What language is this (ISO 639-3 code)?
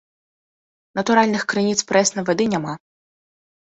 bel